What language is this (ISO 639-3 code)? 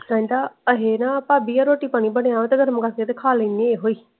pan